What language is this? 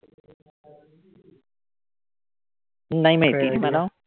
Marathi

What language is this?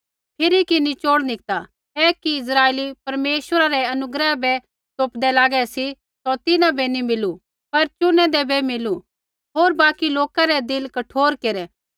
Kullu Pahari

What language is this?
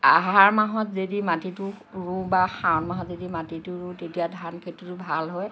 Assamese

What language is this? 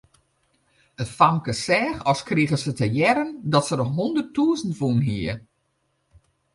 Western Frisian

